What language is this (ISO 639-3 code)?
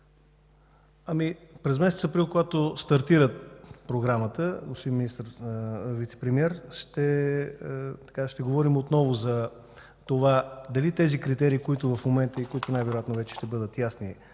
bul